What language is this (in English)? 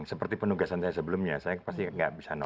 Indonesian